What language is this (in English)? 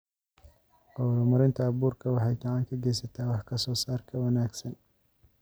Somali